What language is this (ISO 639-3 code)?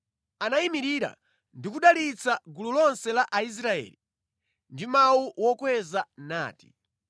nya